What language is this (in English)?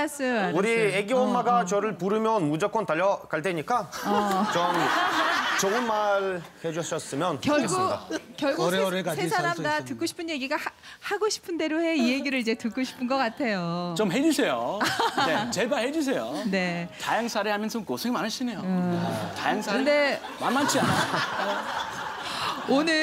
Korean